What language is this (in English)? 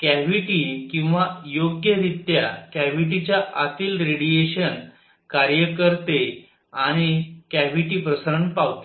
Marathi